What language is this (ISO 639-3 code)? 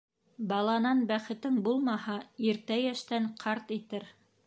bak